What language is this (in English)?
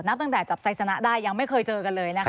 Thai